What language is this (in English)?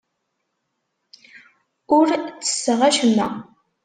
Kabyle